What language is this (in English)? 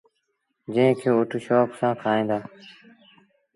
Sindhi Bhil